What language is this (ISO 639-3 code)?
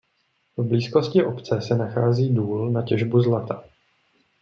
ces